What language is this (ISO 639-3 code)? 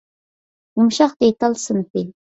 uig